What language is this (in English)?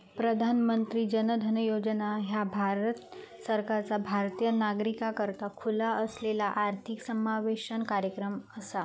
Marathi